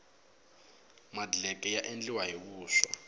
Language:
Tsonga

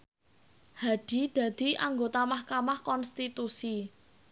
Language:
Javanese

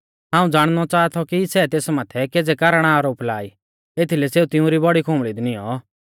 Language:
Mahasu Pahari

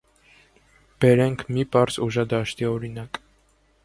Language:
Armenian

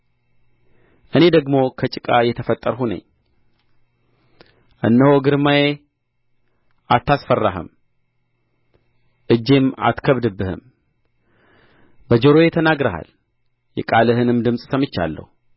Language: Amharic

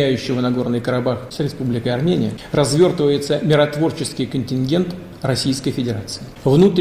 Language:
Russian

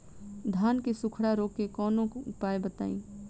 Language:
Bhojpuri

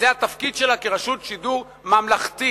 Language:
Hebrew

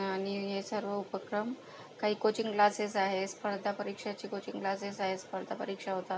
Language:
Marathi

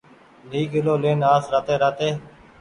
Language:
Goaria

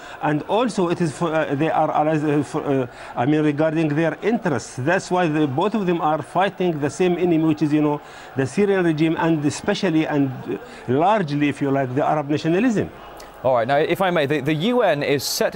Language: English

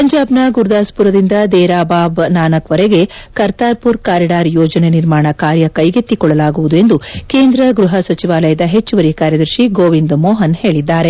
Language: Kannada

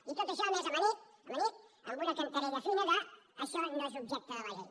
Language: Catalan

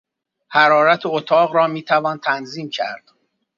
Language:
Persian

